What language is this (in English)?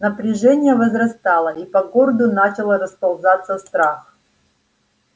Russian